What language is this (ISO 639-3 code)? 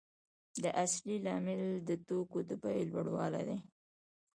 pus